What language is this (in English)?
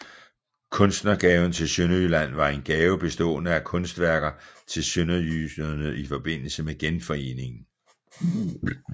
Danish